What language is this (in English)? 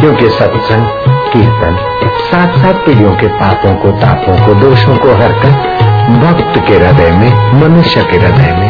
Hindi